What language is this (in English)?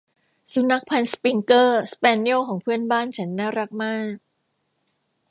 Thai